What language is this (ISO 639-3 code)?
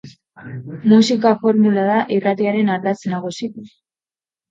eus